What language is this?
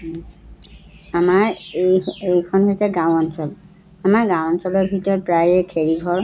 Assamese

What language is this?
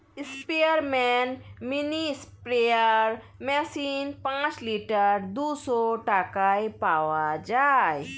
Bangla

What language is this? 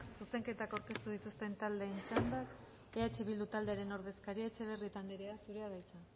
Basque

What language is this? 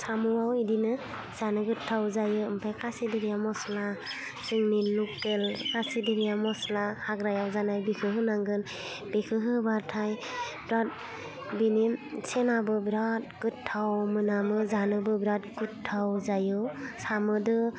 Bodo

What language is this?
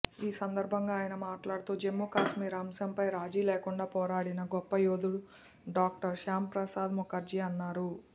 Telugu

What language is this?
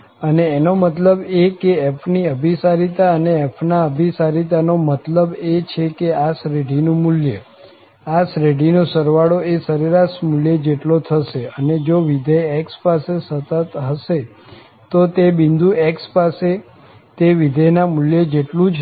Gujarati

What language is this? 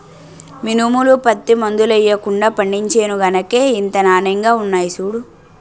Telugu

